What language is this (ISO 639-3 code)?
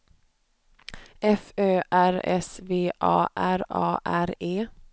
swe